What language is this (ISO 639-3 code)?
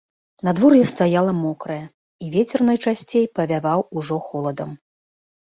bel